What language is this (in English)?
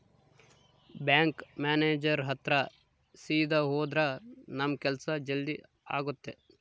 Kannada